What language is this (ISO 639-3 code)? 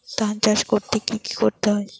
ben